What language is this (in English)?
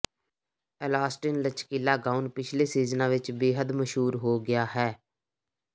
Punjabi